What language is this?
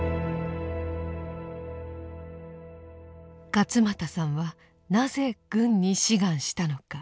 Japanese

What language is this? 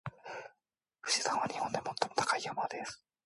Japanese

